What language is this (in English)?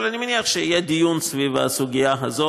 Hebrew